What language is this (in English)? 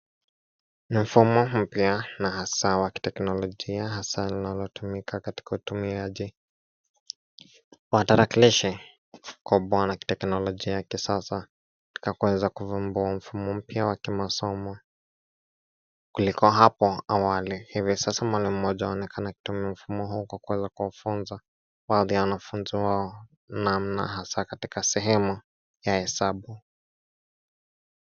Swahili